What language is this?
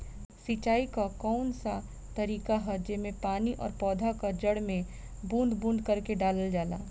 Bhojpuri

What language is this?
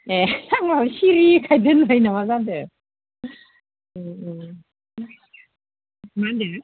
Bodo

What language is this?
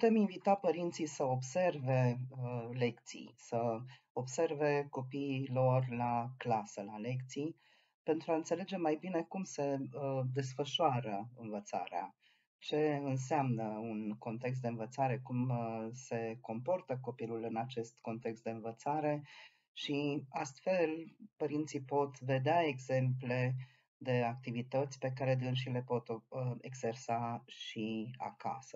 Romanian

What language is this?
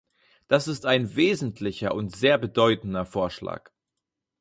German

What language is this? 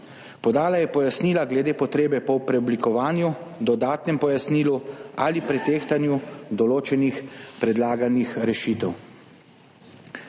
Slovenian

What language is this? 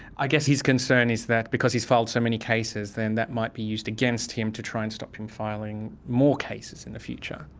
English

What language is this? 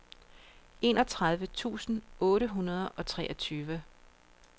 Danish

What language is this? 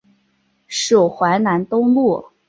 Chinese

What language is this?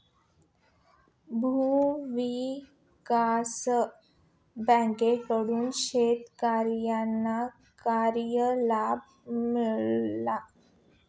Marathi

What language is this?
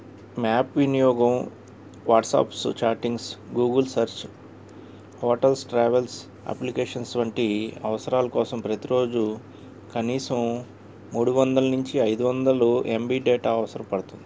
Telugu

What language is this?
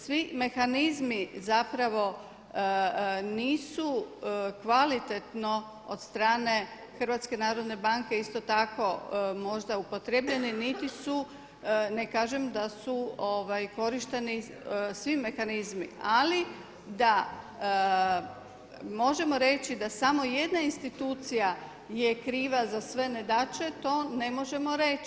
Croatian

